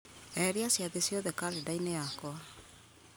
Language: Kikuyu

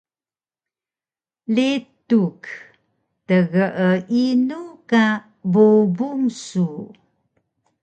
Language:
Taroko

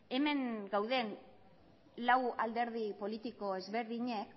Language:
Basque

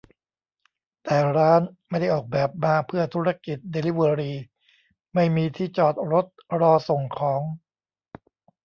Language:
Thai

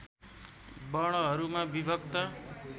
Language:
Nepali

